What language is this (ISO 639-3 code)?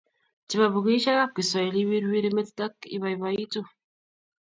kln